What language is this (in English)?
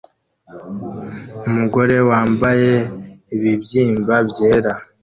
Kinyarwanda